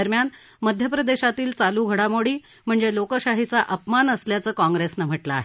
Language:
Marathi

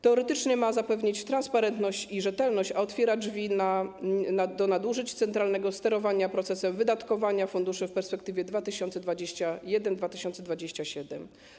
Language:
Polish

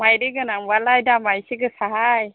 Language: Bodo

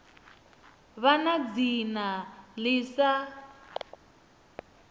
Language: Venda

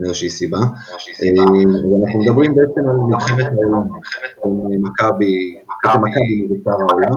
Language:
Hebrew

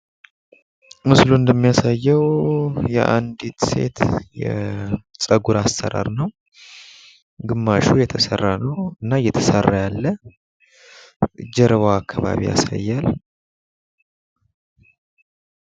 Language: Amharic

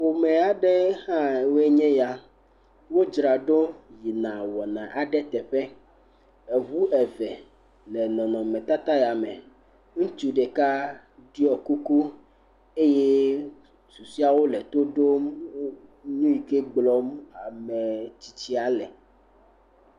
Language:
Ewe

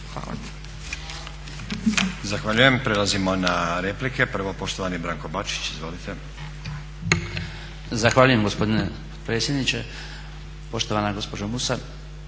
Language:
Croatian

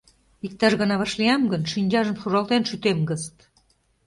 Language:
Mari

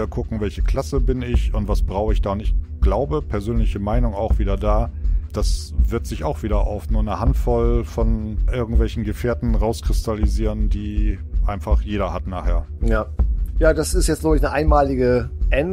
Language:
German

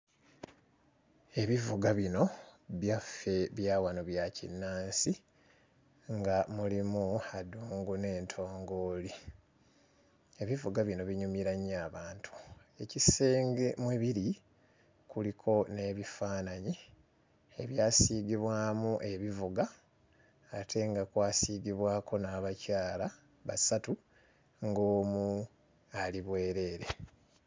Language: Ganda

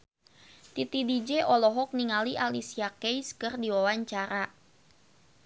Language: Sundanese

